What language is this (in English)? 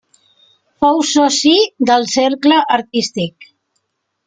Catalan